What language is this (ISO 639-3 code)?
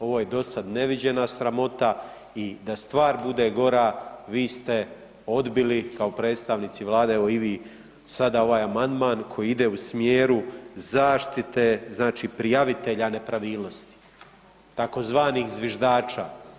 hrv